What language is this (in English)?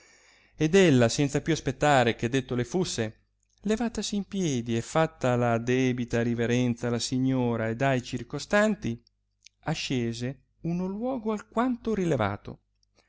Italian